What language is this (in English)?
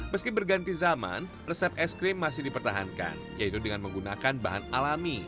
Indonesian